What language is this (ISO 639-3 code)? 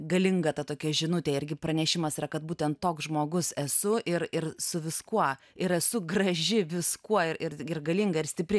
lit